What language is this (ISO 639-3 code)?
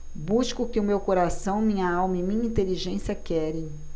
por